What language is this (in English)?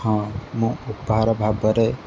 Odia